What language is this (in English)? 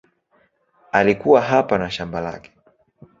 Swahili